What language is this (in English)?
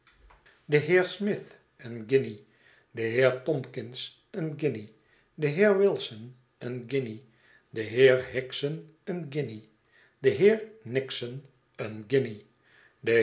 Dutch